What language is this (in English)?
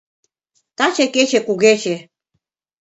Mari